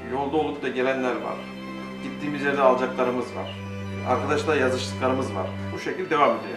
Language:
Turkish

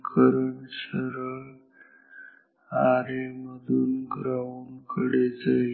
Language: Marathi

